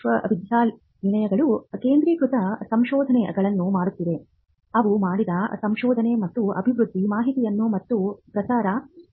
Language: Kannada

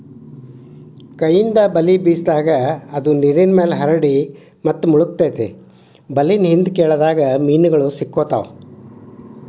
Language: Kannada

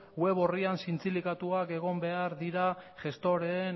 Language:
Basque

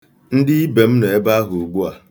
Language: Igbo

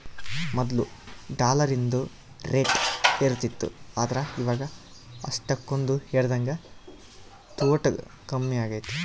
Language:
Kannada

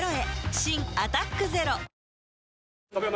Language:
Japanese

